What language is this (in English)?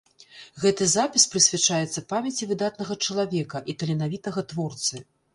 Belarusian